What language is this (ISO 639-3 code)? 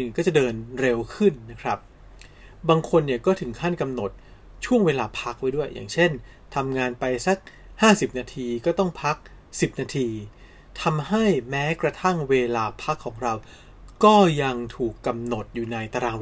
tha